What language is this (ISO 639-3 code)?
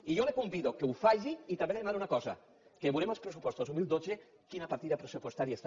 cat